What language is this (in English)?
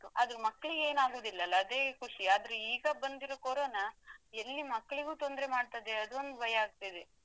Kannada